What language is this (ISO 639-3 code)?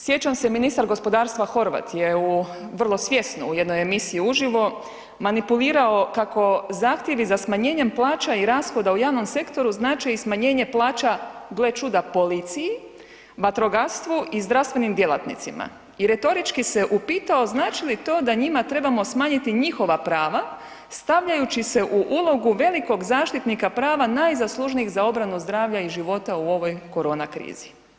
hrv